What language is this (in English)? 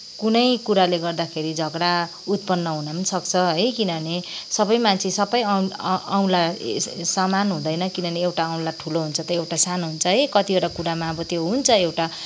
Nepali